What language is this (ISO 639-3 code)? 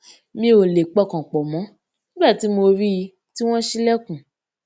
yor